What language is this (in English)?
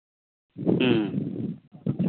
Santali